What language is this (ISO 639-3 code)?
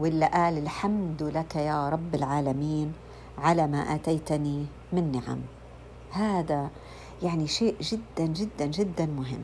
ara